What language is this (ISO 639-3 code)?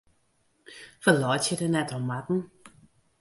fry